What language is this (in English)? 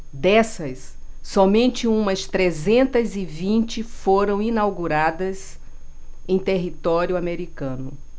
Portuguese